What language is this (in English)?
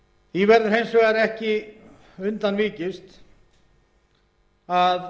Icelandic